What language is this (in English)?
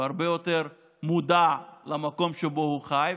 Hebrew